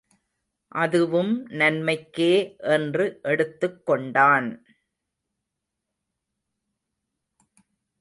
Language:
Tamil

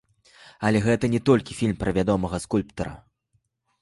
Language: Belarusian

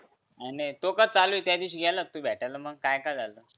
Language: Marathi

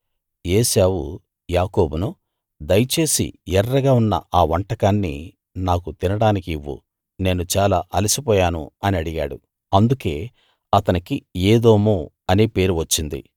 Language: Telugu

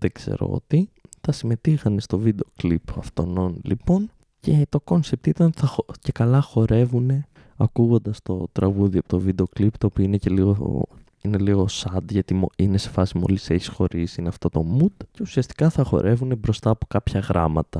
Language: Greek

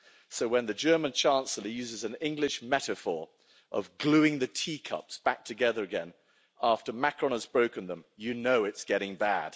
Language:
English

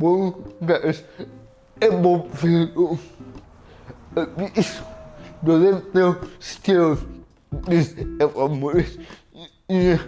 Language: Greek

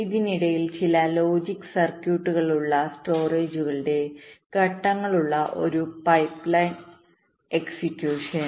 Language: Malayalam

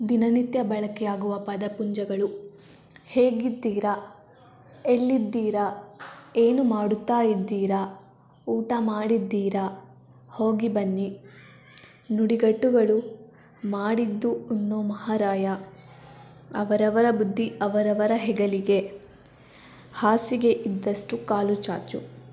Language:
Kannada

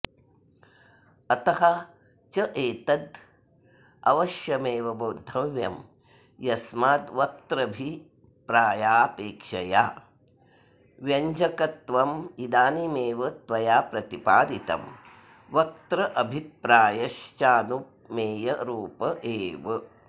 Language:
Sanskrit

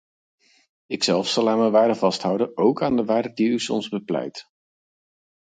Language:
Dutch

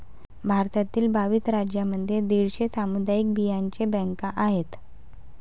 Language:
Marathi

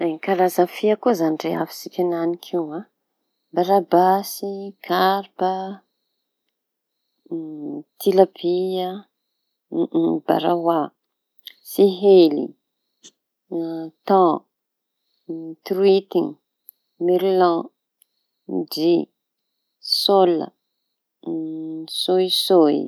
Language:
Tanosy Malagasy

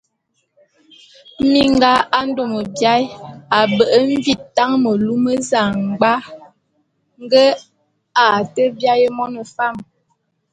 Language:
Bulu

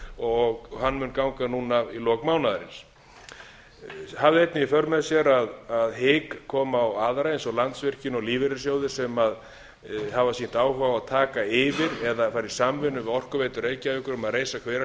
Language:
Icelandic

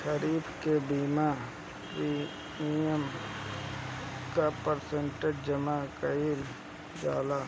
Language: Bhojpuri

